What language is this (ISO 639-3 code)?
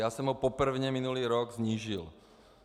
ces